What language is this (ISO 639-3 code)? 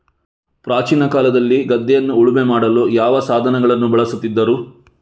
kan